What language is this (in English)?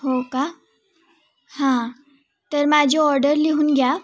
Marathi